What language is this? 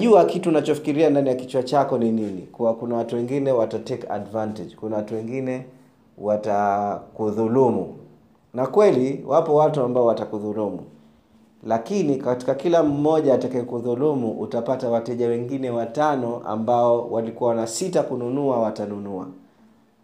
Swahili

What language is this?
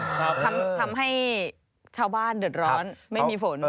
Thai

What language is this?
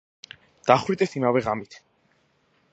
Georgian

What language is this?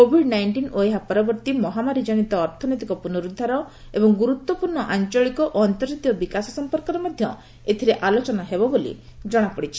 Odia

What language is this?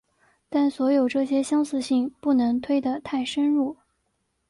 Chinese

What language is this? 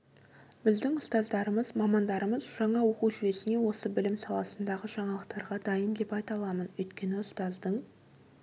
Kazakh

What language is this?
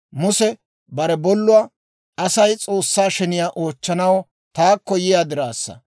Dawro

